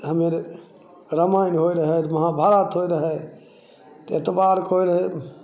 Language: Maithili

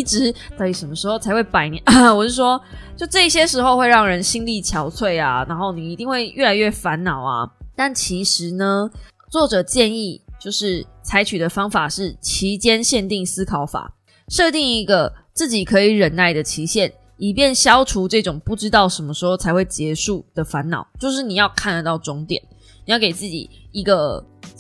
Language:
Chinese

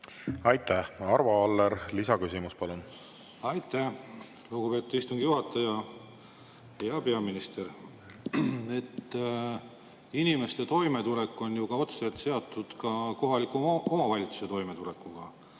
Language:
Estonian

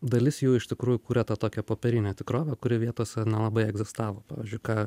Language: Lithuanian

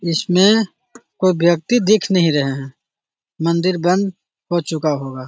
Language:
Magahi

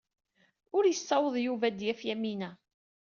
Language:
Kabyle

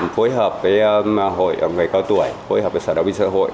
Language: Vietnamese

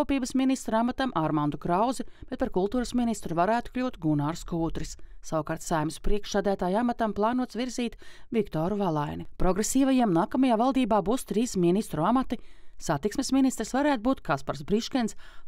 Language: Latvian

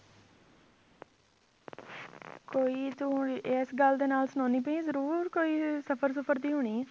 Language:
Punjabi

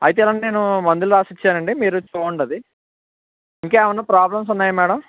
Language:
Telugu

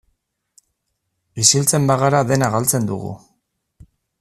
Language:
Basque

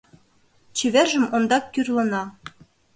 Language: Mari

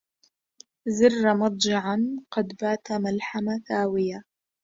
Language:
Arabic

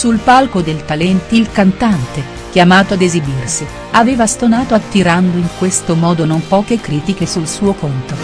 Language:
Italian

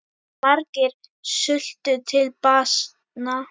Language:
Icelandic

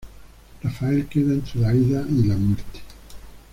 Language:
Spanish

